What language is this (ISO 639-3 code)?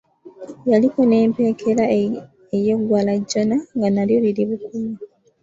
lug